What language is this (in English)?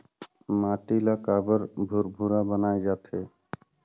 Chhattisgarhi